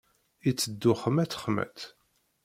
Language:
Kabyle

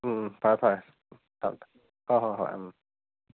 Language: Manipuri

